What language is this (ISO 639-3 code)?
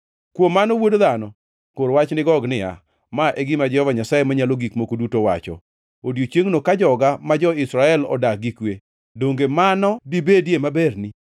luo